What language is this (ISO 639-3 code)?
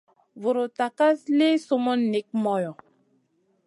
mcn